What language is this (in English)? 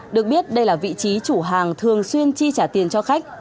Vietnamese